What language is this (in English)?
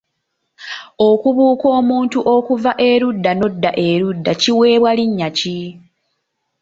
Ganda